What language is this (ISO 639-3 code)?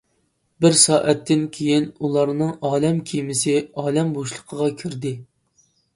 uig